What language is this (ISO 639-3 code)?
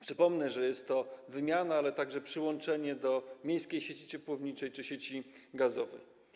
pol